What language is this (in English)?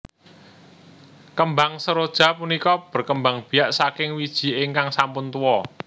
Javanese